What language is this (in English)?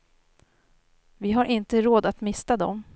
Swedish